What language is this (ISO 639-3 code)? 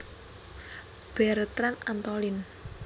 jav